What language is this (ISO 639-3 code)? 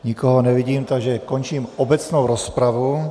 ces